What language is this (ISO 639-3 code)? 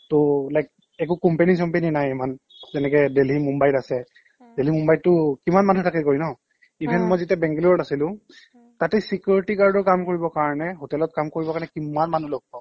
asm